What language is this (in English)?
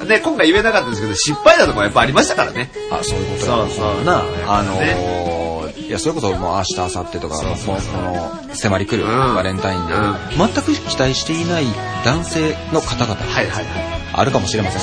Japanese